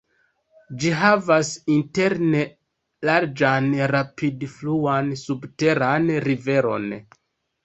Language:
Esperanto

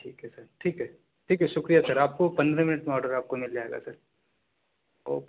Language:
Urdu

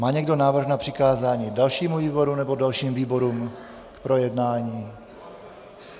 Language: Czech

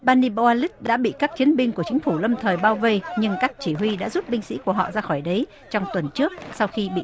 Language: Vietnamese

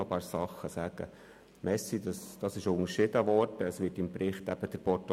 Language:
Swiss German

